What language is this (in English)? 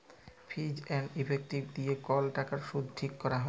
Bangla